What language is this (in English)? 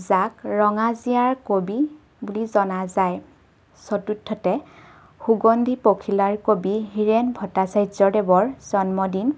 Assamese